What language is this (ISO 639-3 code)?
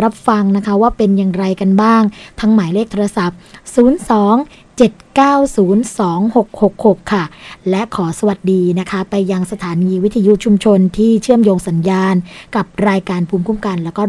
tha